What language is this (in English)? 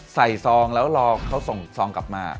Thai